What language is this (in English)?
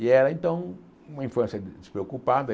Portuguese